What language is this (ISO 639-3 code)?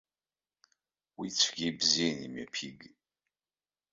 abk